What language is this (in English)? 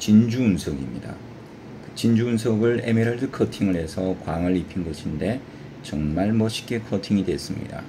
Korean